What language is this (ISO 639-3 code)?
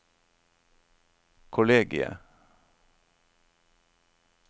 nor